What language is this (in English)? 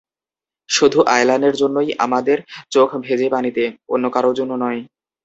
Bangla